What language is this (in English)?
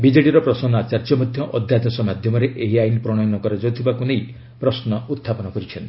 Odia